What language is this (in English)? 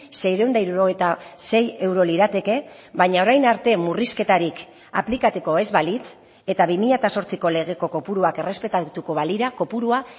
Basque